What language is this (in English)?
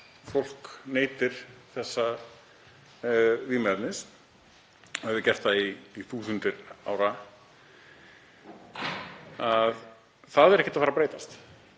Icelandic